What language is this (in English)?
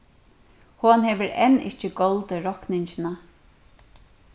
Faroese